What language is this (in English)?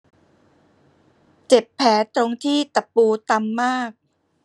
Thai